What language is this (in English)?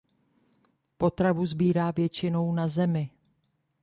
Czech